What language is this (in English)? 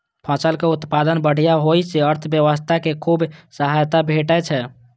Maithili